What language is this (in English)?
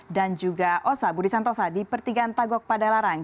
Indonesian